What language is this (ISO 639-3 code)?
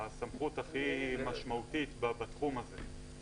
heb